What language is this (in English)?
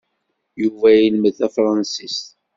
Kabyle